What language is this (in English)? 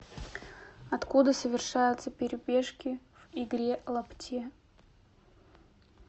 Russian